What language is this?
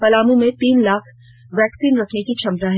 Hindi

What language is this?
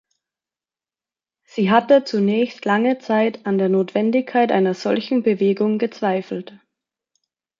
German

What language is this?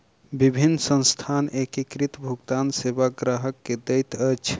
Maithili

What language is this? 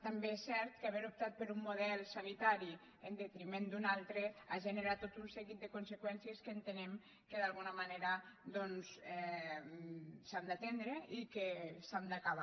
Catalan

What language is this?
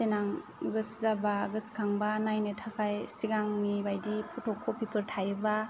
Bodo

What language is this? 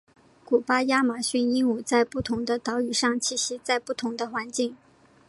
Chinese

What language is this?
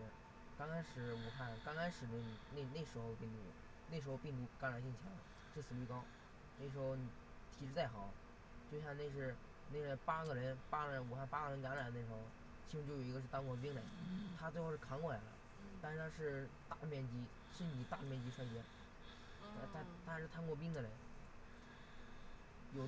Chinese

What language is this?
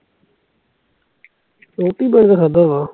Punjabi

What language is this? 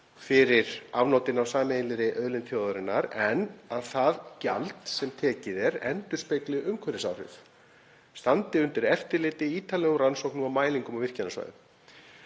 Icelandic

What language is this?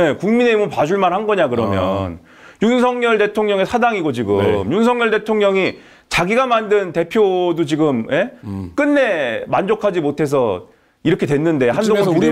Korean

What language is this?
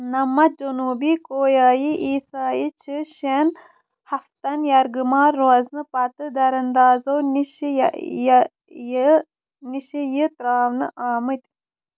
Kashmiri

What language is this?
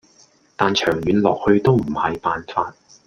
Cantonese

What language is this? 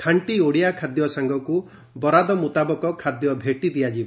Odia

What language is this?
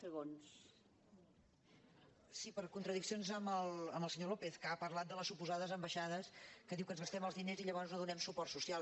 Catalan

